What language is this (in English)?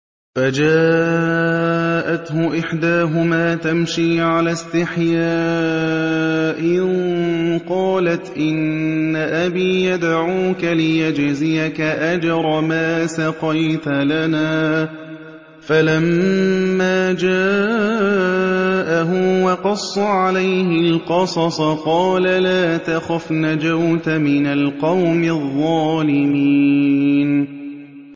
Arabic